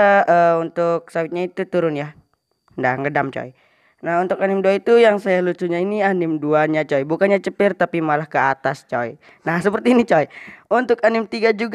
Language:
Indonesian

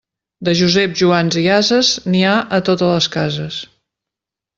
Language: Catalan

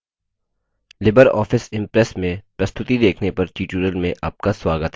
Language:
Hindi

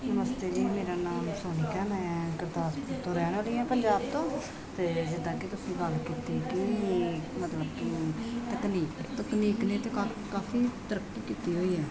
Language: Punjabi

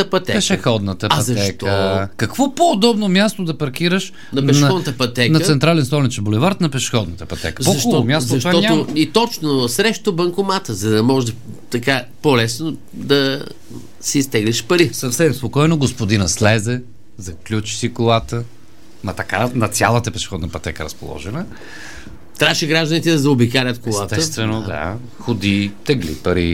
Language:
Bulgarian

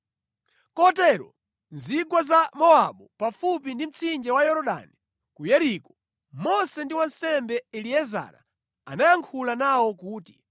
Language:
Nyanja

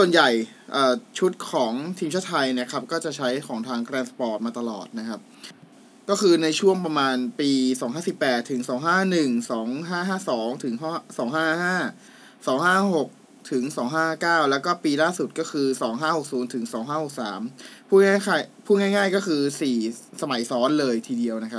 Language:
Thai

